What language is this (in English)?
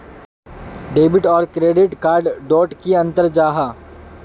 Magahi